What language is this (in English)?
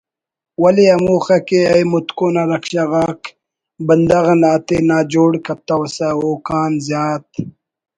Brahui